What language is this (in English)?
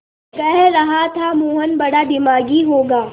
Hindi